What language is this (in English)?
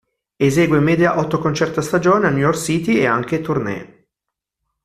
Italian